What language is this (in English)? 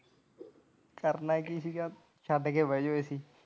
Punjabi